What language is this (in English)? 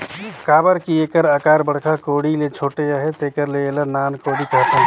Chhattisgarhi